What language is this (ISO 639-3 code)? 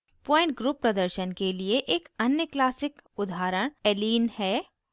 hin